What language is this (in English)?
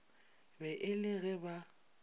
Northern Sotho